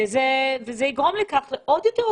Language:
Hebrew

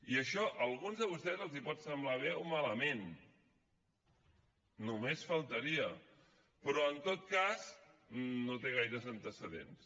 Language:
Catalan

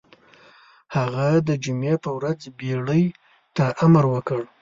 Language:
Pashto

